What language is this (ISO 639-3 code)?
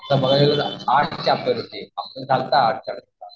mar